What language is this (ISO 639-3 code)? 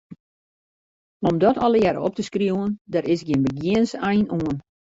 fry